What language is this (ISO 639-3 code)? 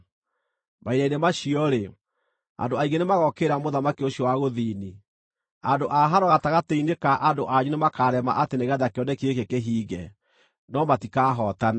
kik